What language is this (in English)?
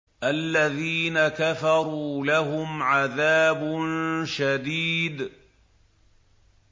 Arabic